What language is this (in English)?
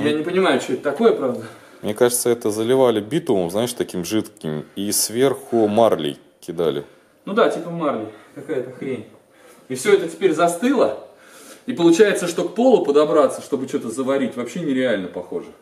Russian